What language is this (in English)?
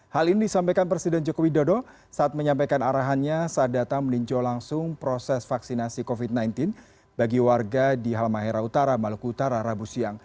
Indonesian